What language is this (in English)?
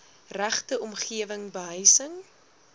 Afrikaans